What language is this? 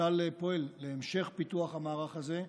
Hebrew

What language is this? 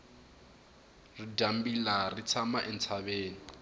Tsonga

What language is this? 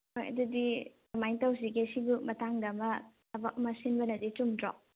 Manipuri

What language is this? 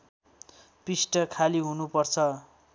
Nepali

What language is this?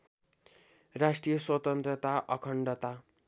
Nepali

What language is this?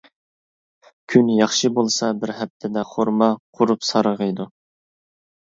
Uyghur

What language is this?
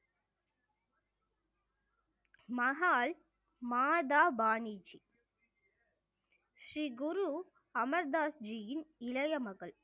Tamil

